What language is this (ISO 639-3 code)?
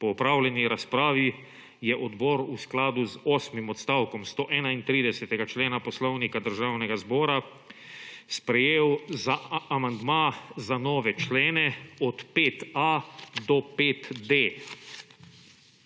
slv